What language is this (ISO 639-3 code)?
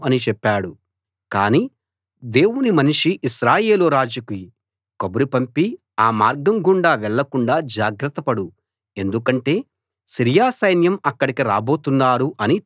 tel